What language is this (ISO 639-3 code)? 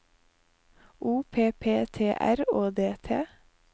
nor